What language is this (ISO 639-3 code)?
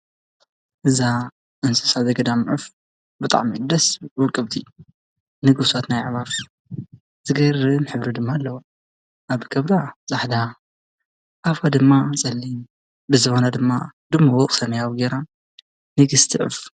tir